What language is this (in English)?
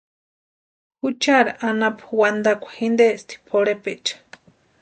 Western Highland Purepecha